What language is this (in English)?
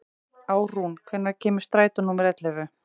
Icelandic